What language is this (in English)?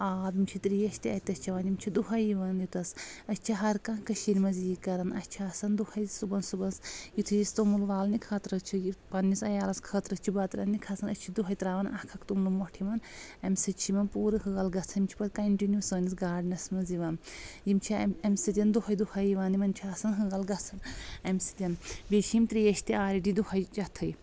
Kashmiri